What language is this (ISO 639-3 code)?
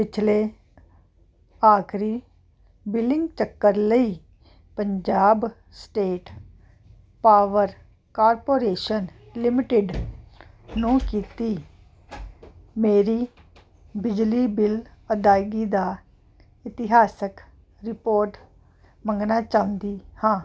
pan